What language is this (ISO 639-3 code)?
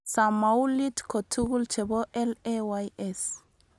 kln